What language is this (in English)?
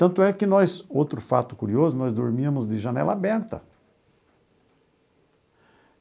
Portuguese